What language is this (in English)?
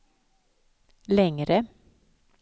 Swedish